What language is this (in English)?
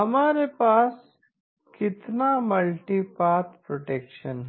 Hindi